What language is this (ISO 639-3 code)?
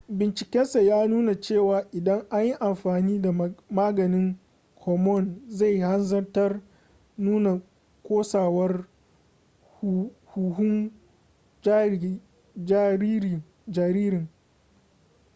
hau